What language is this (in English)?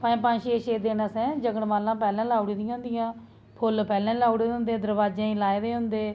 Dogri